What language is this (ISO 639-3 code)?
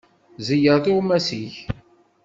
kab